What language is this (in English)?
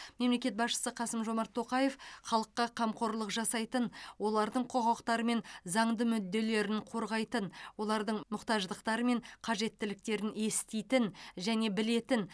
Kazakh